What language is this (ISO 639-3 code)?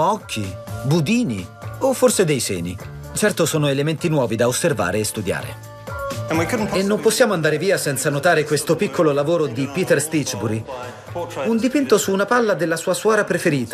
ita